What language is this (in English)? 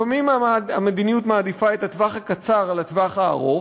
Hebrew